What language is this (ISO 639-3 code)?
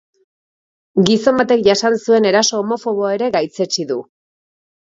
eus